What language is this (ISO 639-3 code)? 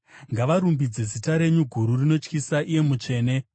sna